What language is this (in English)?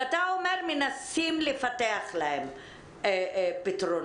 Hebrew